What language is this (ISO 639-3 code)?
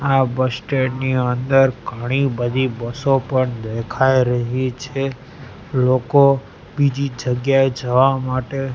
guj